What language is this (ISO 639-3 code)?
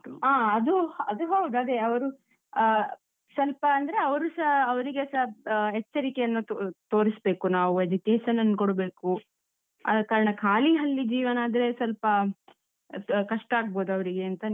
kan